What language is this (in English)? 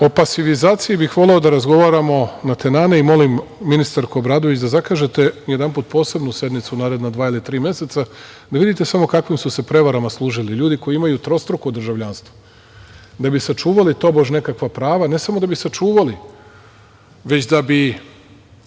Serbian